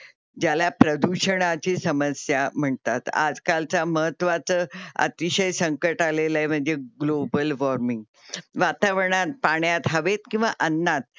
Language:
Marathi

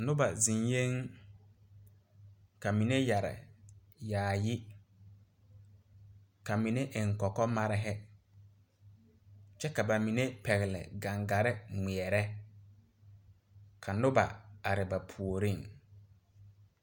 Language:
Southern Dagaare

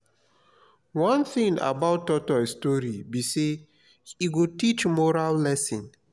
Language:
Nigerian Pidgin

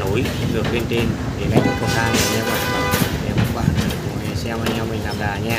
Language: Vietnamese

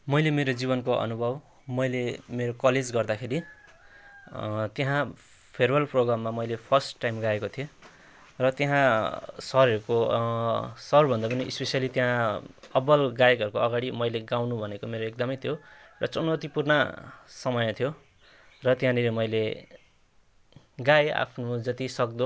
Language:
Nepali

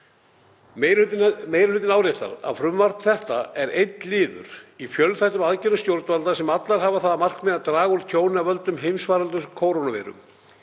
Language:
Icelandic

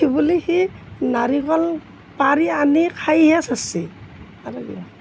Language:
Assamese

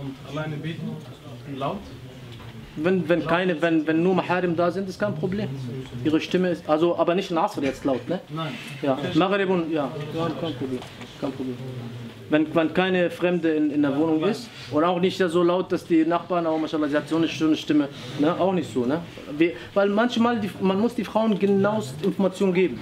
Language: German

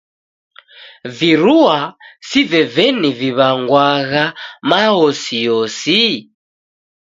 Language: Taita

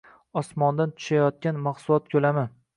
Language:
Uzbek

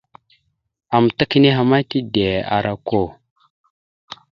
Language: Mada (Cameroon)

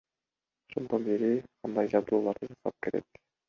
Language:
Kyrgyz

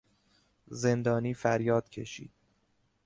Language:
Persian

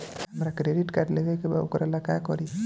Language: Bhojpuri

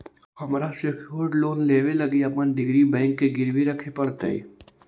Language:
Magahi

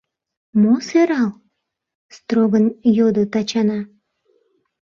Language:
Mari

